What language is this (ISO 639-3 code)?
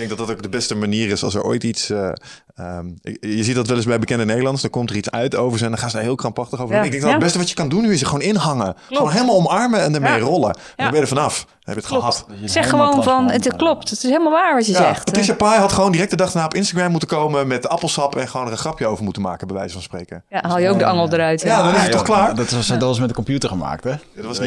nld